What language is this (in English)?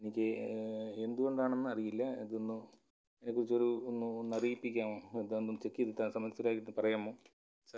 Malayalam